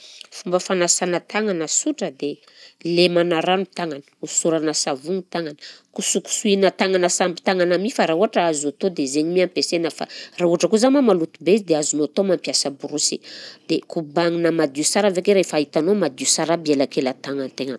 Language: Southern Betsimisaraka Malagasy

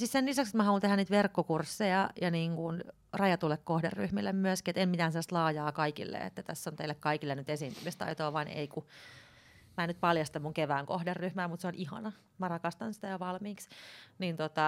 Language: Finnish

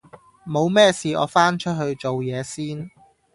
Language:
Cantonese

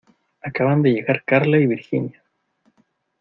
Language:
Spanish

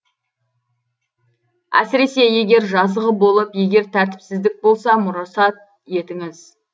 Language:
Kazakh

